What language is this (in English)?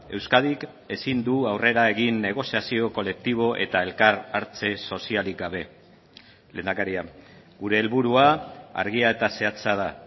Basque